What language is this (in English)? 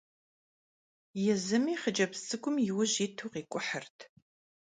Kabardian